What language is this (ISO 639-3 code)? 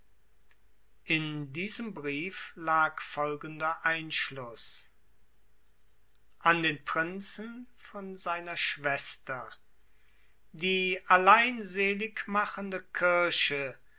deu